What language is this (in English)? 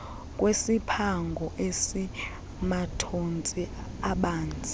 Xhosa